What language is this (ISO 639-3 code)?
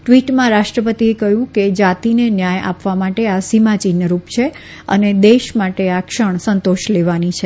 guj